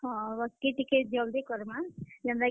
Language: Odia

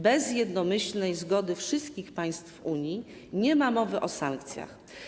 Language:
Polish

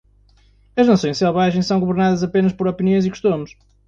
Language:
Portuguese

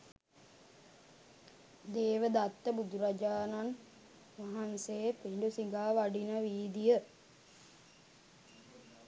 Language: Sinhala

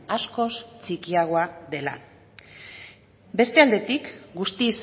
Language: Basque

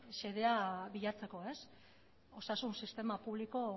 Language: Basque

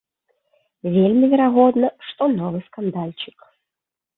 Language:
Belarusian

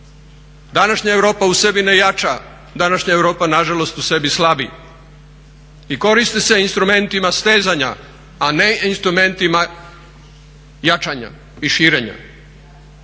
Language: Croatian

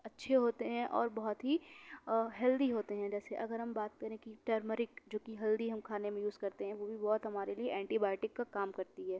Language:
Urdu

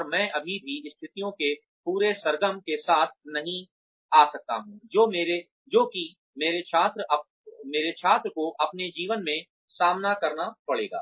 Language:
Hindi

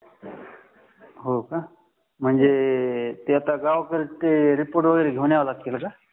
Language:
Marathi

